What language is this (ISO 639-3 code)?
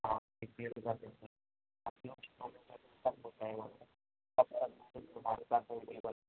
urd